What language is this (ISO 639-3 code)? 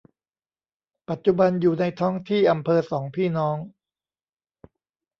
tha